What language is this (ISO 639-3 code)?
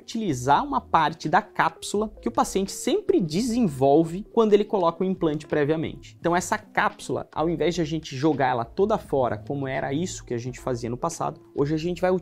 por